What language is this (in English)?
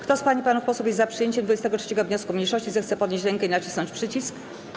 Polish